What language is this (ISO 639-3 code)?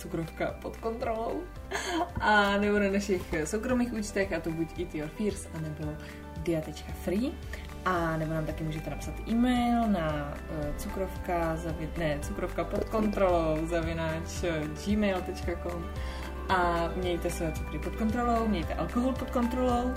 ces